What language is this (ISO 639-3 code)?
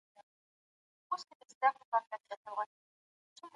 pus